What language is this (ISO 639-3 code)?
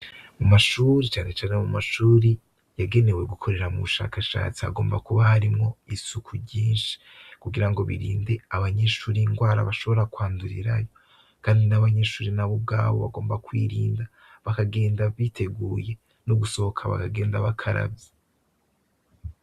run